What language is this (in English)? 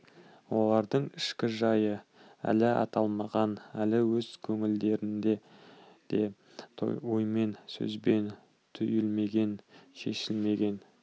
Kazakh